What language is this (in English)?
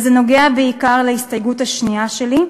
Hebrew